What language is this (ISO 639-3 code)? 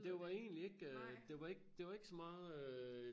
dan